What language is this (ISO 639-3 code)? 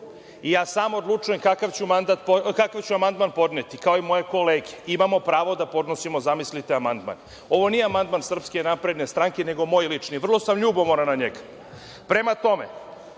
srp